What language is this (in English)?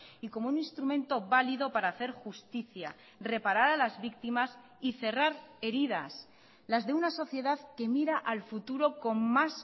Spanish